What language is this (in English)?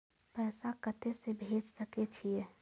Maithili